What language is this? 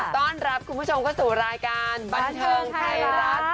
Thai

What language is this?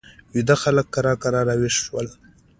Pashto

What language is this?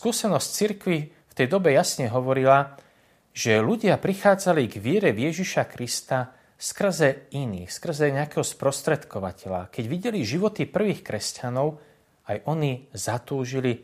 Slovak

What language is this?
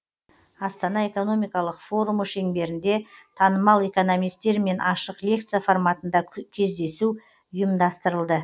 Kazakh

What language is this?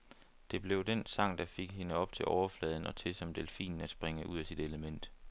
Danish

